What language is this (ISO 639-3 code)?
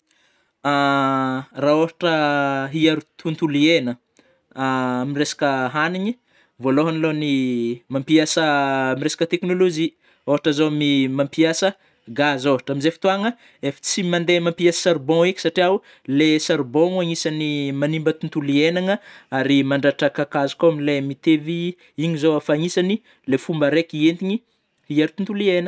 bmm